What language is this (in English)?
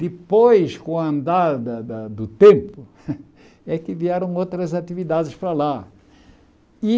Portuguese